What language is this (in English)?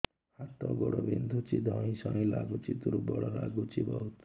Odia